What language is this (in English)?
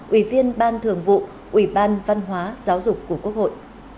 Vietnamese